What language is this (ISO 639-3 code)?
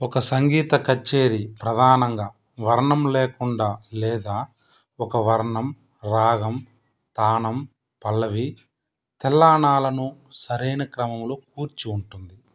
tel